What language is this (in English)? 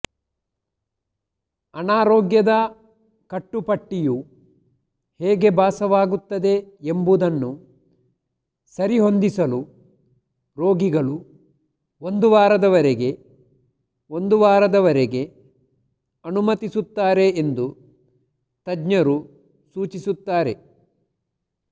Kannada